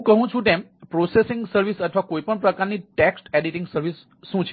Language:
Gujarati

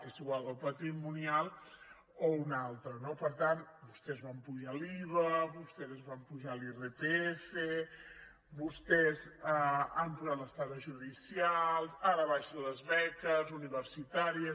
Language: Catalan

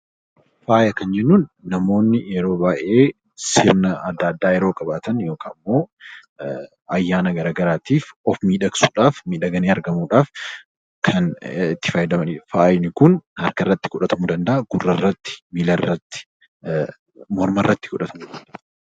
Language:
Oromo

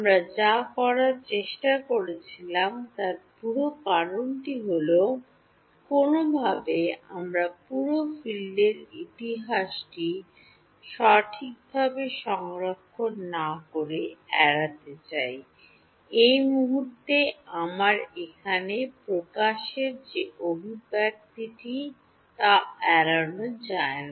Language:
Bangla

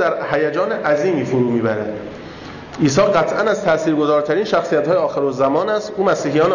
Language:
Persian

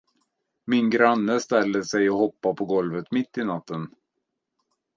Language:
Swedish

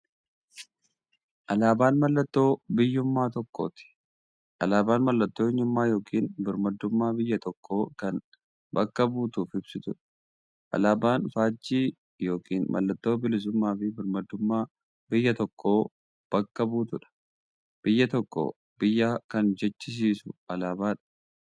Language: Oromo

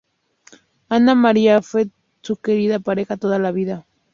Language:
Spanish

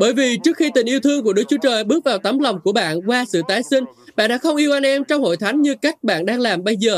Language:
Vietnamese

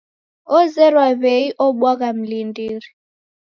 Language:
Taita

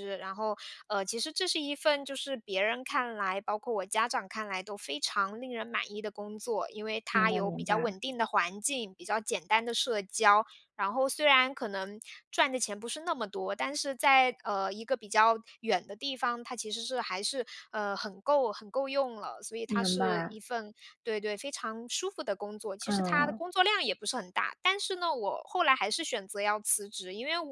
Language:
Chinese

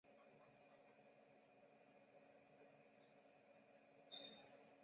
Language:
Chinese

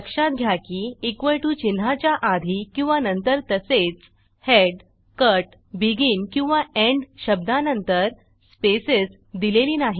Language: Marathi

